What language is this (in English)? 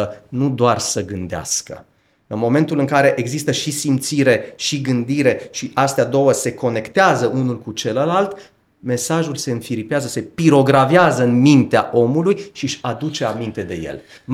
Romanian